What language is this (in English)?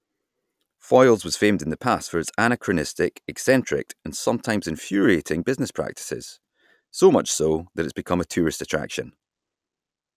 English